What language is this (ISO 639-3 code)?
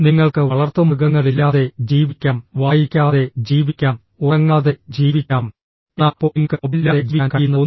mal